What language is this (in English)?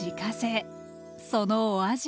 Japanese